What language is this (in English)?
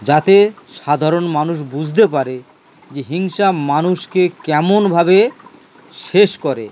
Bangla